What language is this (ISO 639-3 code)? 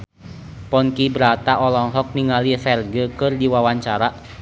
sun